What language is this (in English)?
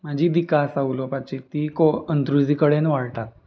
Konkani